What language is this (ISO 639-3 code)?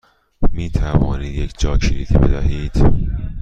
fas